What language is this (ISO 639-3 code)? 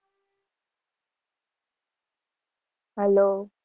guj